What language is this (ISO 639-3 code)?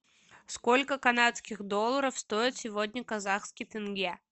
rus